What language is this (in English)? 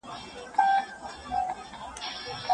Pashto